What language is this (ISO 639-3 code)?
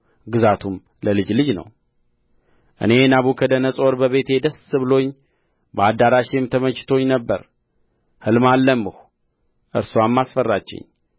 amh